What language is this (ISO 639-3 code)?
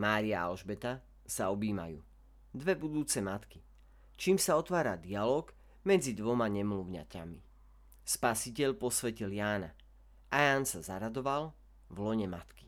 slk